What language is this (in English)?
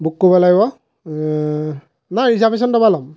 Assamese